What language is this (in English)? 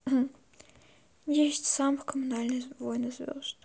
Russian